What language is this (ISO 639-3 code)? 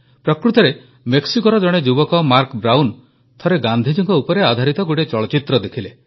ori